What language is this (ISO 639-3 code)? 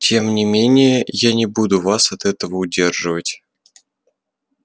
rus